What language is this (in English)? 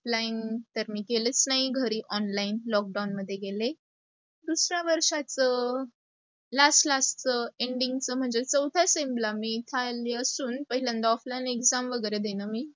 Marathi